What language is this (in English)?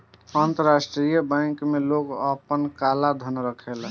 Bhojpuri